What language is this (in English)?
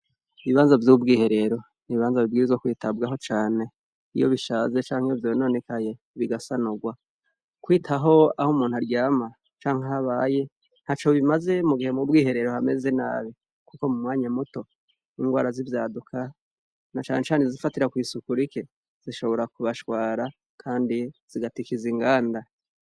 Rundi